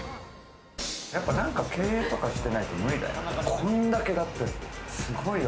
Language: Japanese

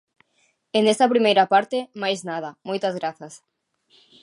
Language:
Galician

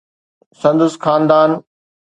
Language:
Sindhi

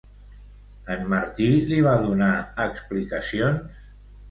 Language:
Catalan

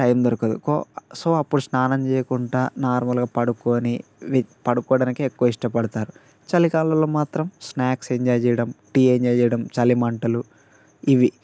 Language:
Telugu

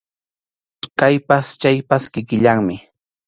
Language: Arequipa-La Unión Quechua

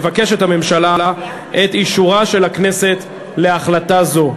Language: Hebrew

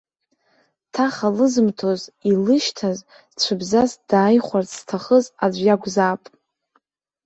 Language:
Abkhazian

